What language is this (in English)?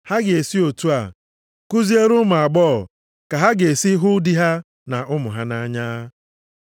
Igbo